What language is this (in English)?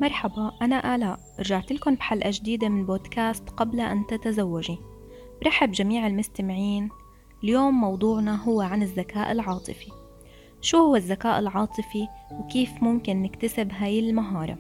Arabic